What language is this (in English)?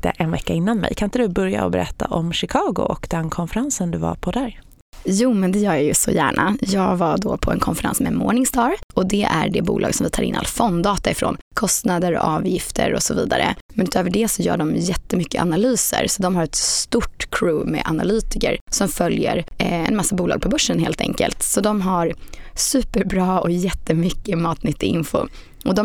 Swedish